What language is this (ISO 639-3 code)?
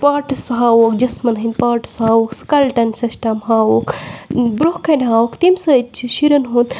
kas